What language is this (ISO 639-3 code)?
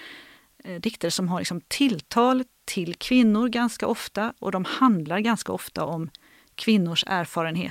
swe